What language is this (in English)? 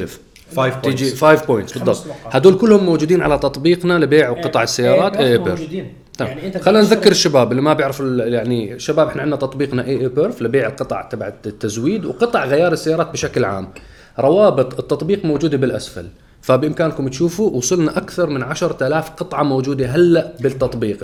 Arabic